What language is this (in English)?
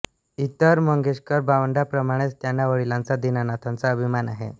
Marathi